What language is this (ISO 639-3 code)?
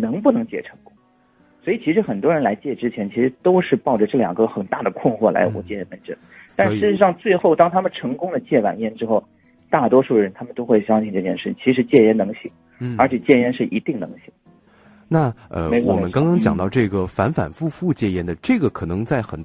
zho